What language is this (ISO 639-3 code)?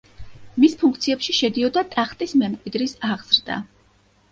kat